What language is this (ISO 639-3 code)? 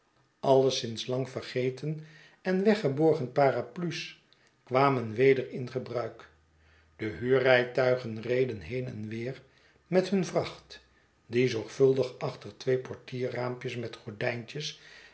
nld